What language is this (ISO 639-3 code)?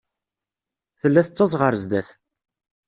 kab